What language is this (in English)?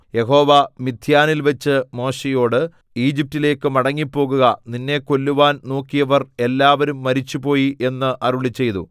Malayalam